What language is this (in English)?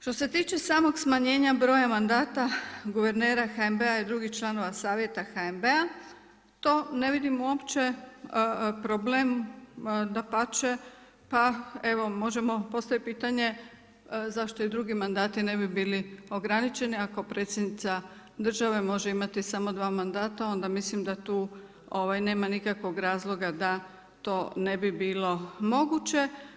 Croatian